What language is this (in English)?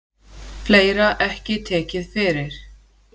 Icelandic